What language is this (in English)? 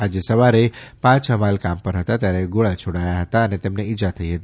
Gujarati